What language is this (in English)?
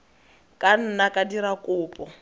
Tswana